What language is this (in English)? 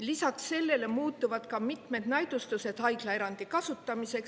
Estonian